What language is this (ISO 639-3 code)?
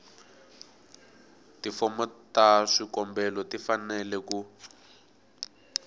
tso